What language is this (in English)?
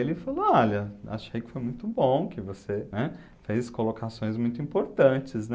Portuguese